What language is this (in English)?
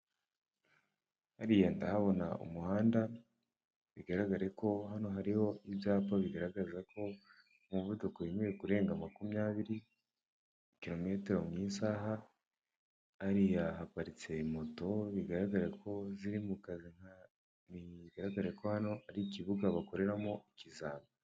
Kinyarwanda